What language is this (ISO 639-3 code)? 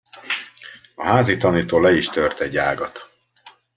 hun